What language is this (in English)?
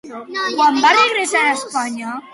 Catalan